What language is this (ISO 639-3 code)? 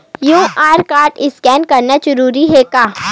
hne